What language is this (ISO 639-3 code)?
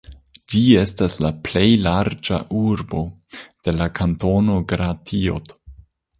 epo